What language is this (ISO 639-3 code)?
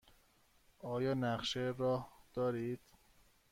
fas